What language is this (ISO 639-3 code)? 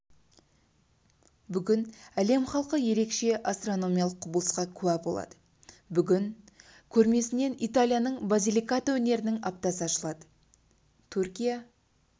kaz